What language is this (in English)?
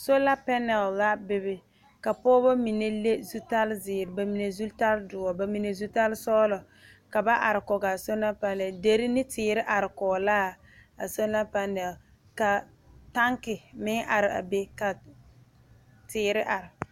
Southern Dagaare